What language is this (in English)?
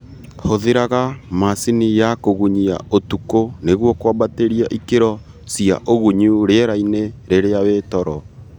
Kikuyu